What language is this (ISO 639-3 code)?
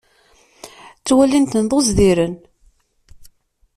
kab